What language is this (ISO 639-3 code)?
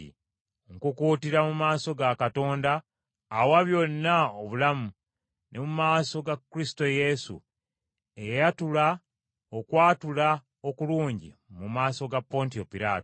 lug